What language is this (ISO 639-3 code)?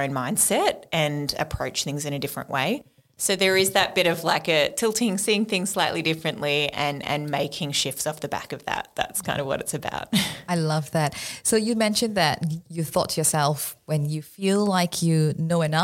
eng